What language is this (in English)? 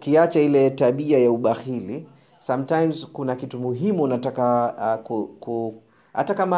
Swahili